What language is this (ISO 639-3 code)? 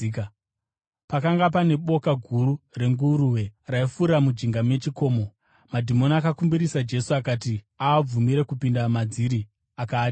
sna